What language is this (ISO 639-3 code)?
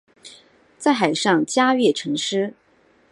zho